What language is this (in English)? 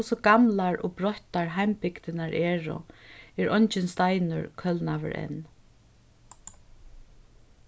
Faroese